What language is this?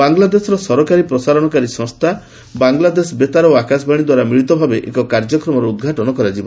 Odia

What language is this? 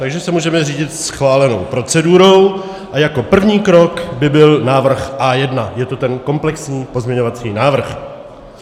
Czech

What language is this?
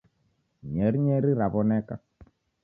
Taita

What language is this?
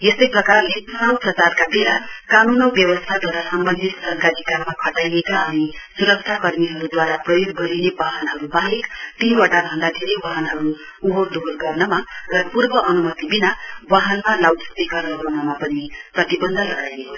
Nepali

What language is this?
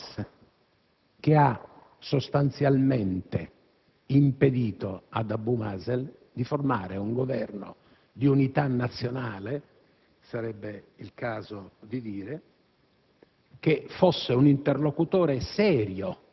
Italian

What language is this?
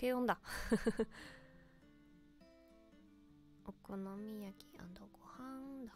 Japanese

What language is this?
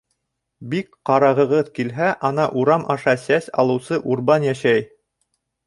Bashkir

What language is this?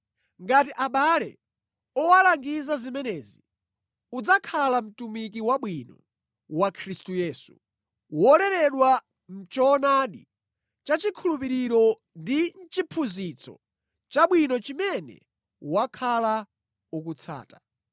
Nyanja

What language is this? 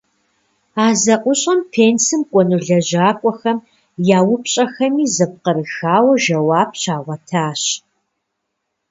Kabardian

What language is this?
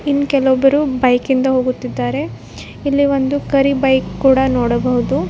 Kannada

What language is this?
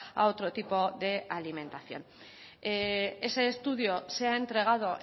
Spanish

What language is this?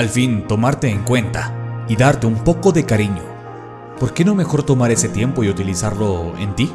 Spanish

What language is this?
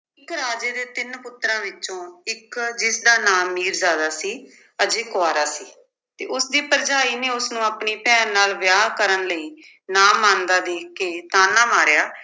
Punjabi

